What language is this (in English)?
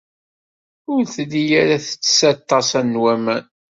Kabyle